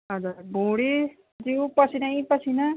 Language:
Nepali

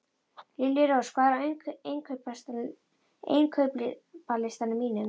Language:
Icelandic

